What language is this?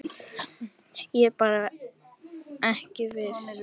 Icelandic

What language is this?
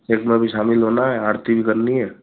Hindi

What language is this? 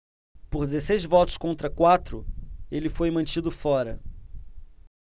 Portuguese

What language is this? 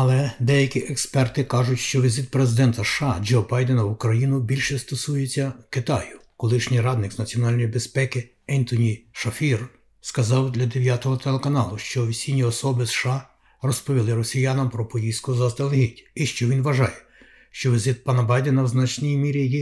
Ukrainian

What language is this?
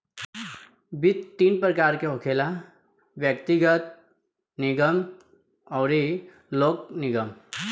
Bhojpuri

